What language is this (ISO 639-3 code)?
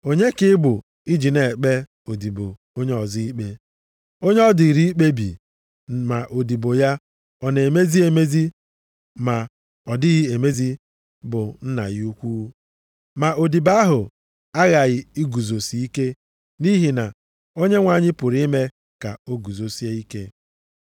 ibo